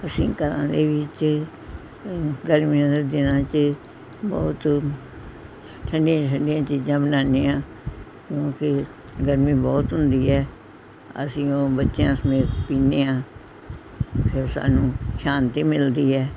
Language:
Punjabi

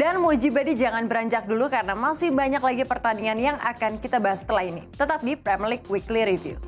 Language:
Indonesian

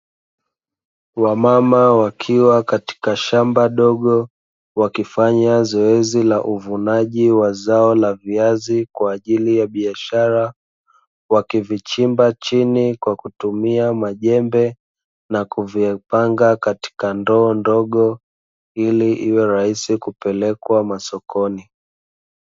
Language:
Swahili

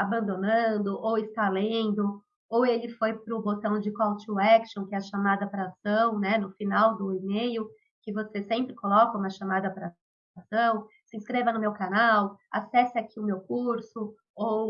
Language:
Portuguese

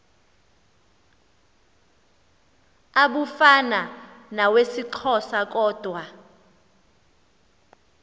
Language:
Xhosa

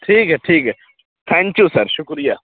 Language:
Urdu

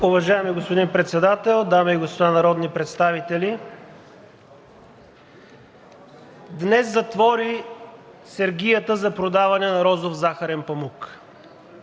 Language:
Bulgarian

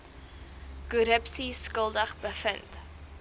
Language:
Afrikaans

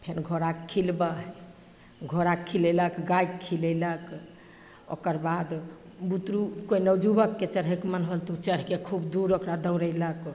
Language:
Maithili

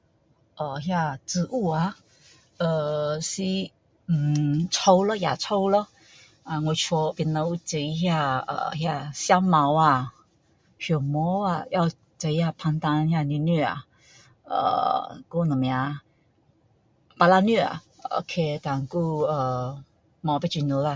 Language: Min Dong Chinese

